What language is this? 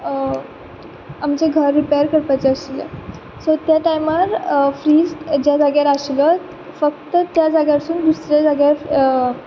Konkani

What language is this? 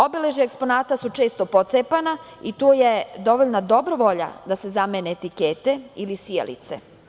Serbian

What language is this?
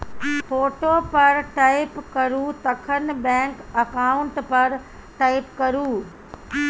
Maithili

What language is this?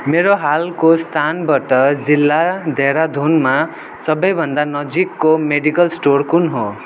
Nepali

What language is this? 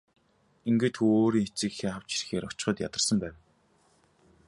Mongolian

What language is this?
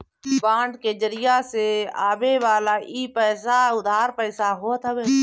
Bhojpuri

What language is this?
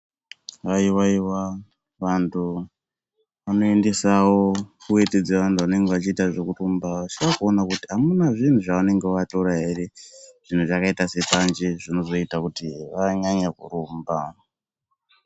Ndau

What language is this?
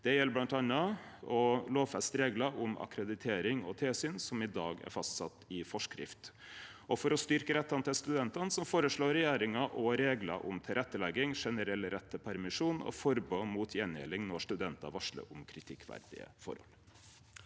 Norwegian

